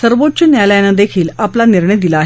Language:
Marathi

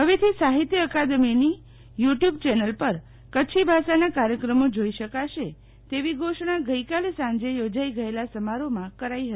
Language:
Gujarati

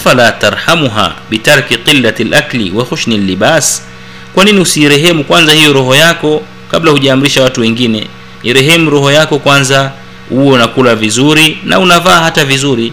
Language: Swahili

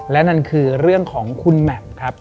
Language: Thai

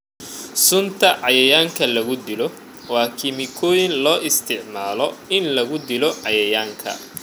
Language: Somali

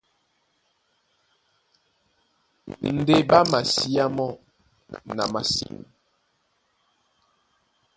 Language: Duala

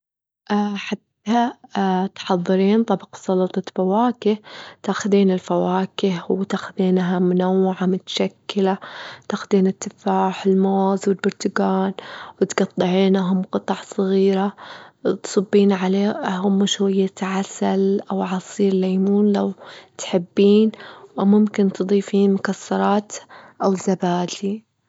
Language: Gulf Arabic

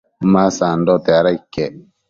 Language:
Matsés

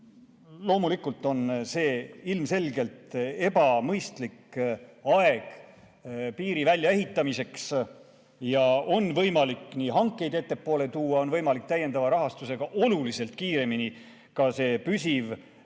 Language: Estonian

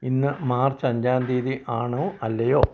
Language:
Malayalam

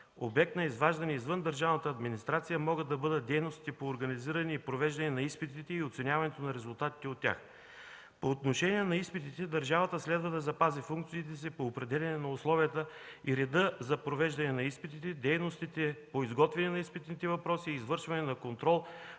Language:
Bulgarian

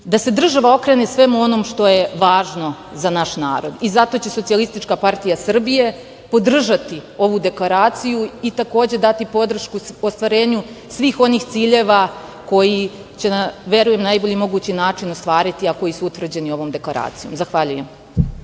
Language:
Serbian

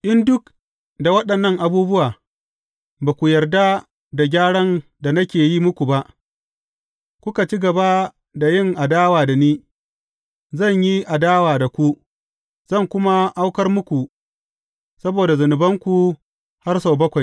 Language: Hausa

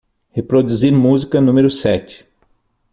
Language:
Portuguese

